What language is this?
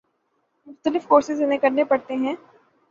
Urdu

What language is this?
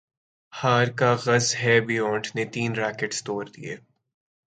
Urdu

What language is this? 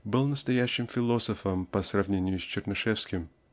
Russian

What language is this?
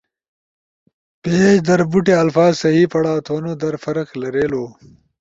Ushojo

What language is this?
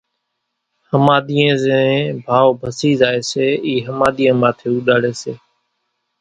Kachi Koli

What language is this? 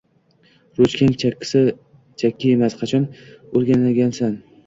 Uzbek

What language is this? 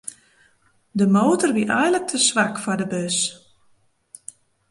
Western Frisian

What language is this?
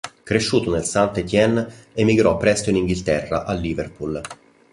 Italian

